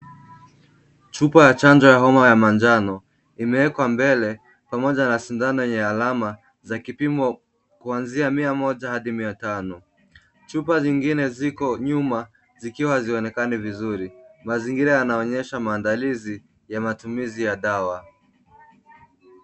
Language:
Swahili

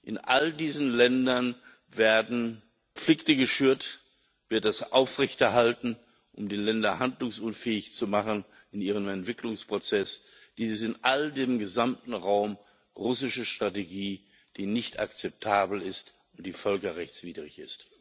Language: German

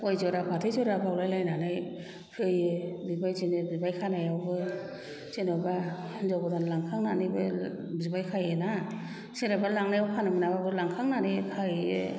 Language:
Bodo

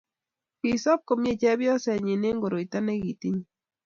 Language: Kalenjin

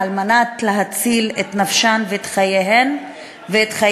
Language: Hebrew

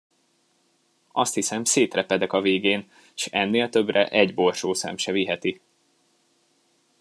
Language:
Hungarian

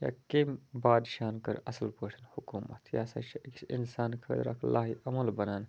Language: Kashmiri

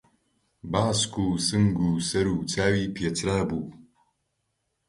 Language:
Central Kurdish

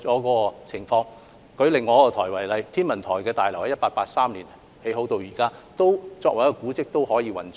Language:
Cantonese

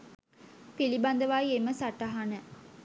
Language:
Sinhala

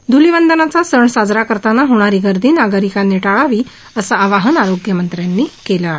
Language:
Marathi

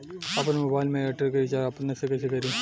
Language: Bhojpuri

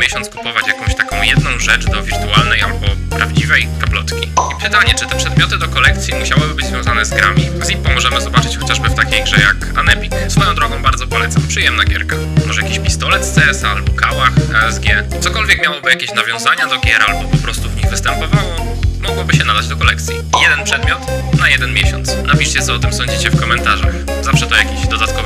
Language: Polish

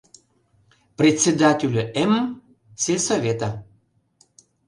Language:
Mari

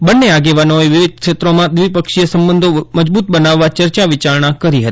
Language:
Gujarati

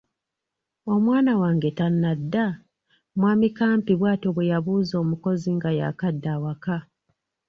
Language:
Ganda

